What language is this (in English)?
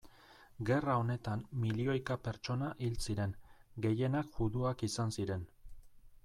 Basque